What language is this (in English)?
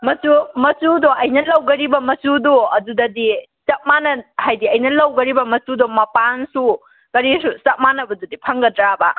Manipuri